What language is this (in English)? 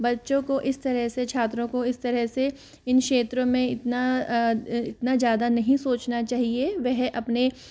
Hindi